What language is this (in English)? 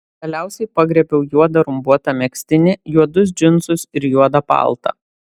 Lithuanian